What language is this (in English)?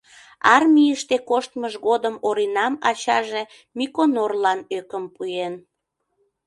Mari